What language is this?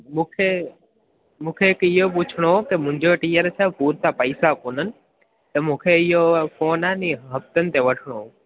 Sindhi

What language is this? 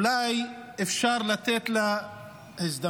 Hebrew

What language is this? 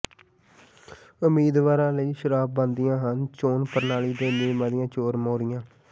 Punjabi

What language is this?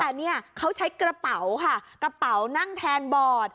Thai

